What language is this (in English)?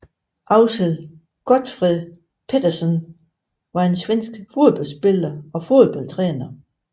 Danish